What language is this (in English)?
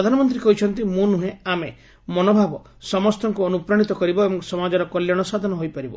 Odia